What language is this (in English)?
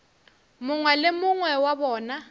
Northern Sotho